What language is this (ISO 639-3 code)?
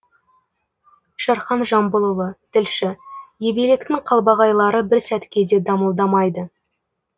kaz